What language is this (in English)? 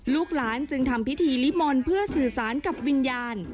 Thai